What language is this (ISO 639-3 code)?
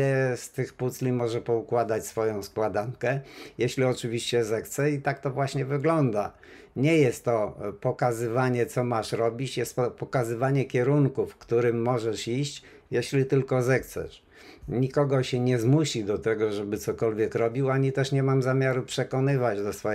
pol